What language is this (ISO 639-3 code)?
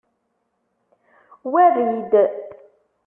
kab